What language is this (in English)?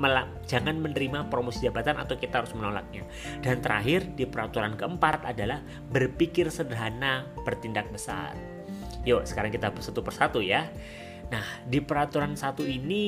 Indonesian